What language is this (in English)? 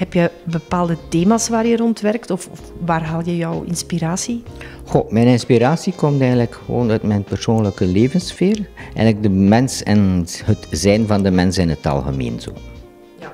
Dutch